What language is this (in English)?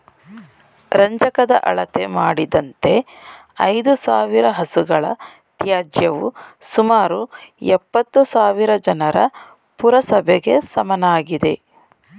Kannada